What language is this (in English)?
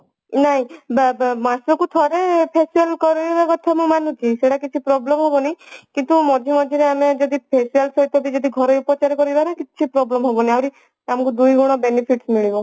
Odia